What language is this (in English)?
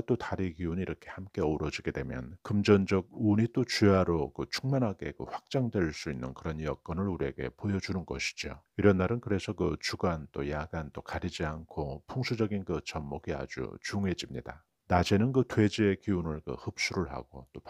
Korean